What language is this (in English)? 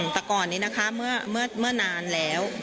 Thai